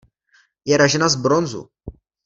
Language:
Czech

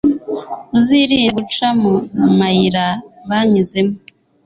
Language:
Kinyarwanda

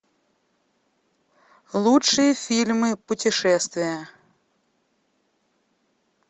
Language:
Russian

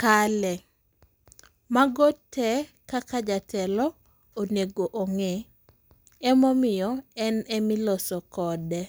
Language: Luo (Kenya and Tanzania)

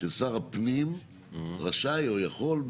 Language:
Hebrew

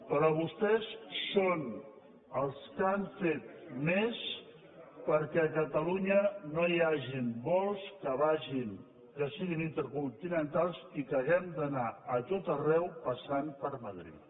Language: Catalan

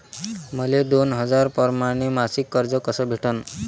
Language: Marathi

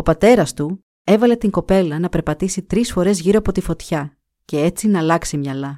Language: Greek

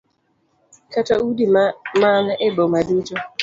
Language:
Luo (Kenya and Tanzania)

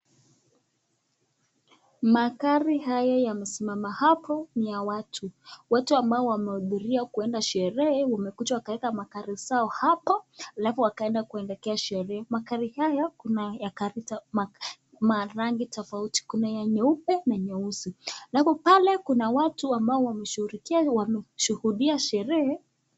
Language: Swahili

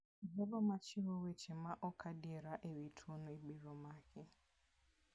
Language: Luo (Kenya and Tanzania)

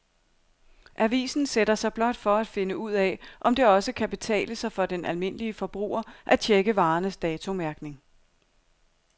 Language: Danish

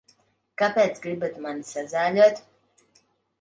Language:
Latvian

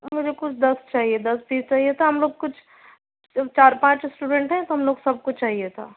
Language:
Urdu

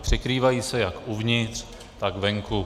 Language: Czech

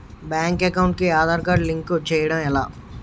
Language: Telugu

